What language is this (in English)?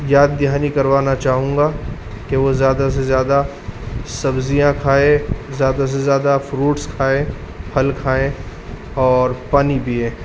Urdu